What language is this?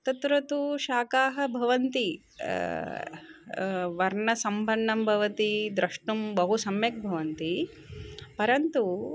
Sanskrit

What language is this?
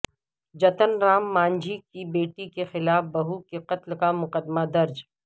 Urdu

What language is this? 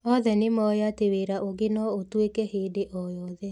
Kikuyu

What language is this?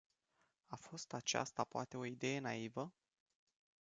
Romanian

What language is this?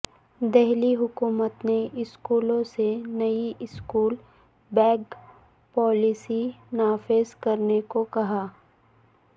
Urdu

